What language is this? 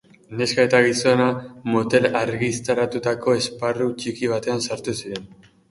Basque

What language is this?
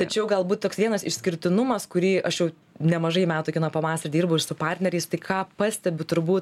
Lithuanian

